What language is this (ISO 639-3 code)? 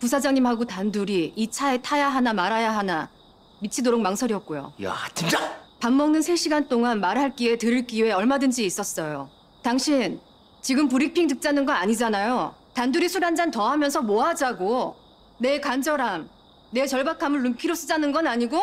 kor